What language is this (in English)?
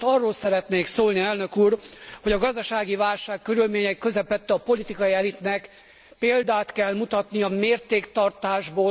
Hungarian